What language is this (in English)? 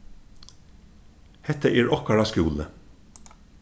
Faroese